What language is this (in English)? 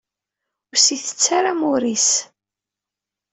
Kabyle